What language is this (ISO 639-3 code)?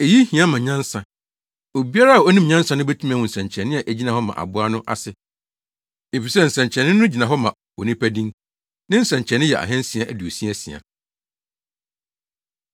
aka